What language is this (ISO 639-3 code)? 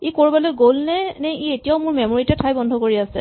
asm